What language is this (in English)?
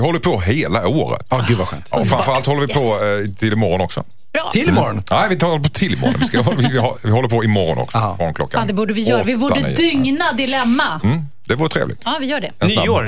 Swedish